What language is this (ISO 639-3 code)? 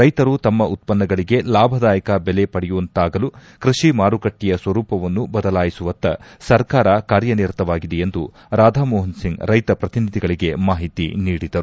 kan